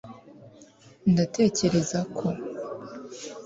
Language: Kinyarwanda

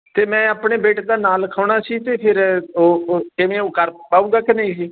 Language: Punjabi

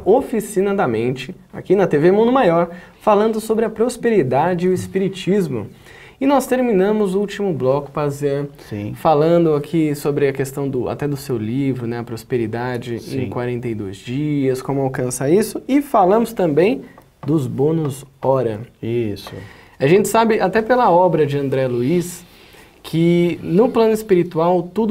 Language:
Portuguese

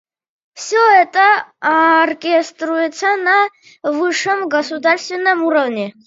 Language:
Russian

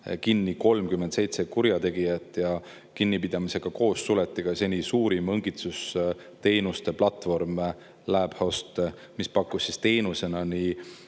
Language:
Estonian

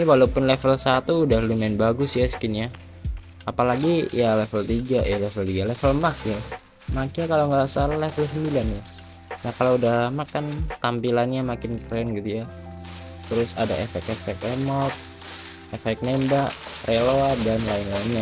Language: Indonesian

